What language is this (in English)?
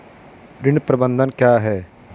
Hindi